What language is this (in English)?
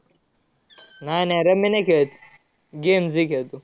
Marathi